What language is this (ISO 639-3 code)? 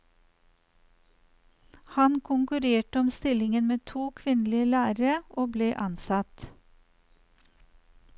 nor